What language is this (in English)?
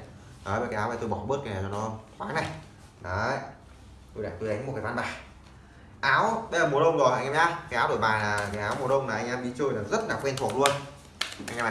Vietnamese